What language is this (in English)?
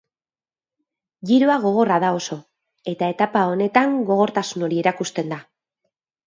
Basque